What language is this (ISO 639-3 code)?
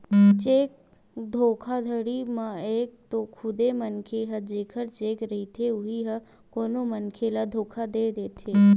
hne